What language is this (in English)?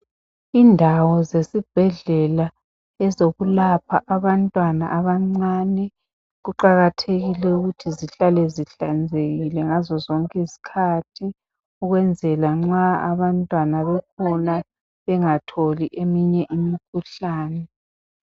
North Ndebele